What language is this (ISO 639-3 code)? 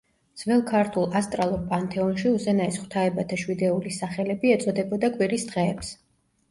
kat